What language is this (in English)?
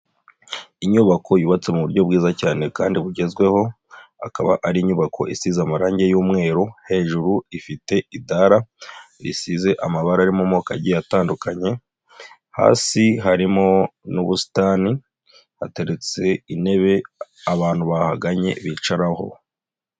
Kinyarwanda